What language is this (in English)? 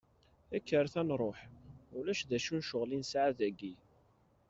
Kabyle